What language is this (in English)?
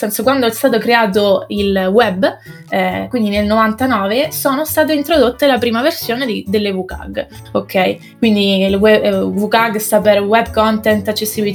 Italian